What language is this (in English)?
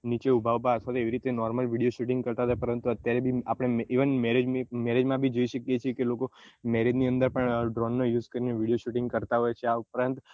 Gujarati